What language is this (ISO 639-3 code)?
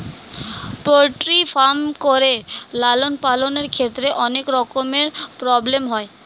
ben